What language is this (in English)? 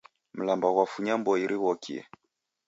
Taita